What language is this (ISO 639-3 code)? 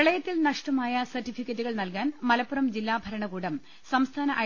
mal